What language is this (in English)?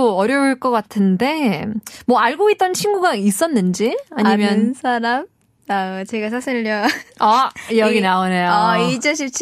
Korean